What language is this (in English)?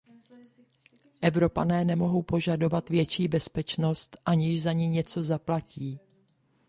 Czech